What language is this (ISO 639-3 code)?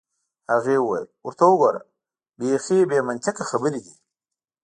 pus